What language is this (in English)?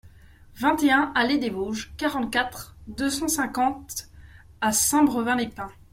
French